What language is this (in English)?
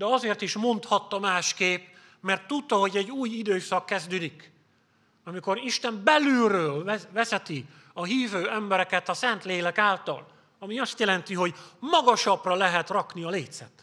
Hungarian